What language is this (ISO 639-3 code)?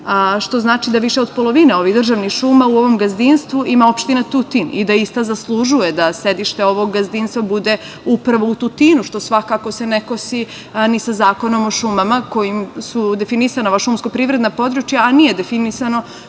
srp